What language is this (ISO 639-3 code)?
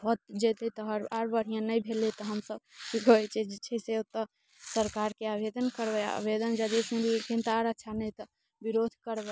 mai